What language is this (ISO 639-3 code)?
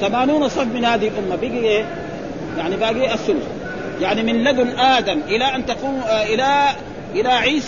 ara